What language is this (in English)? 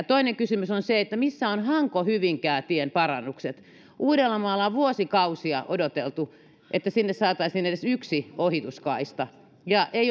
Finnish